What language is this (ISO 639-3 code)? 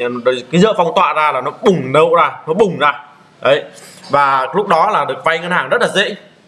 vie